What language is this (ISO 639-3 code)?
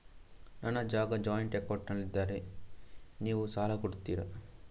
kan